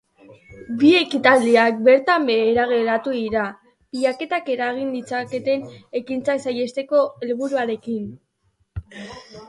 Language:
Basque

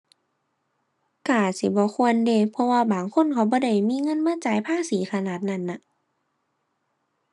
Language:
Thai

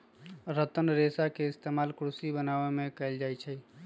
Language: Magahi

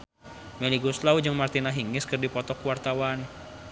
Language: Sundanese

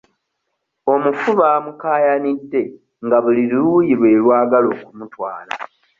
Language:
Ganda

